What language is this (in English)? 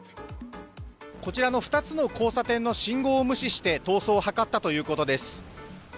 Japanese